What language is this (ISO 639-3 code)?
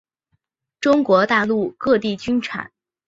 zho